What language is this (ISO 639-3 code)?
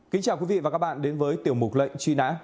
vie